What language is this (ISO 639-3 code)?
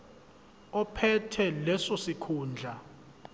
zul